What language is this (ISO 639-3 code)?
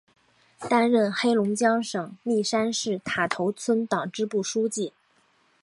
zho